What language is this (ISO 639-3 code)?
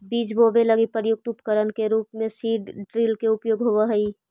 mag